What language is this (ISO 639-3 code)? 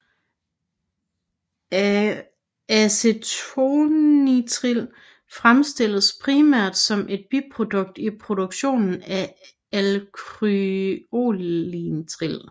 dan